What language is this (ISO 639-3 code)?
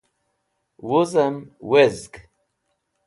wbl